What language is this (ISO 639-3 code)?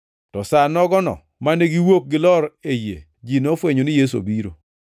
luo